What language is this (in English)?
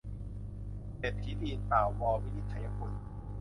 Thai